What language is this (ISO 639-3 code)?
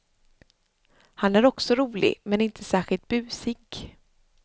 swe